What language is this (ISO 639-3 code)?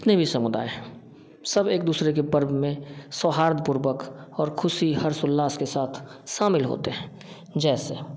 hin